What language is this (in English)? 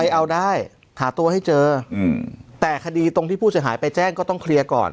Thai